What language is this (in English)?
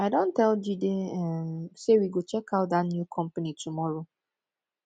Nigerian Pidgin